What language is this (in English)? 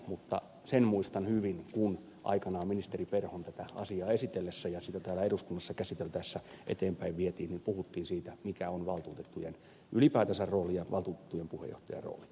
Finnish